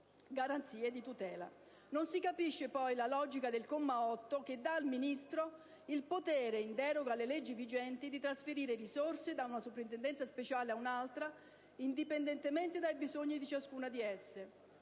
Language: Italian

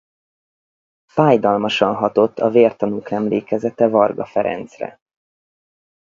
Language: Hungarian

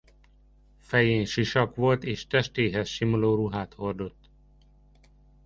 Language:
Hungarian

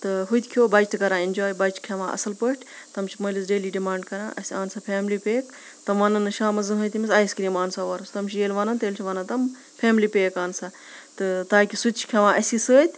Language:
Kashmiri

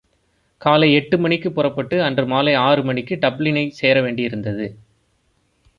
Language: Tamil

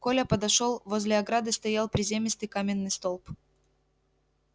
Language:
Russian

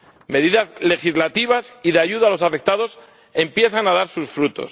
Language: Spanish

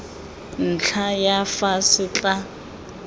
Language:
Tswana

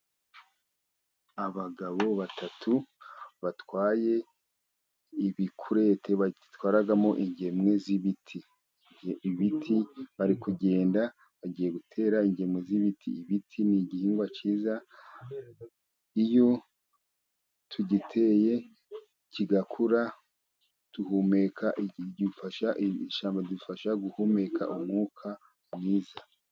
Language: Kinyarwanda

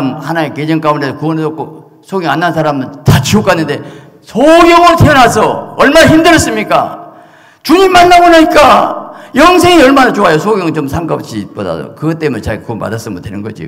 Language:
Korean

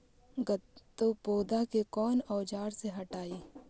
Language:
Magahi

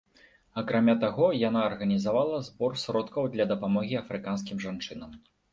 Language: Belarusian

